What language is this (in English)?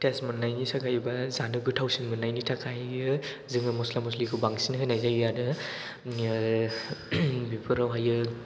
Bodo